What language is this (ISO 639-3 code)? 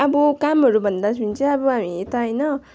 nep